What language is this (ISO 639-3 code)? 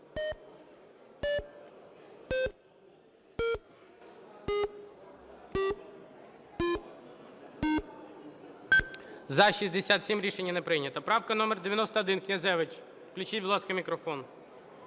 ukr